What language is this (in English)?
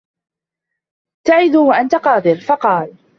Arabic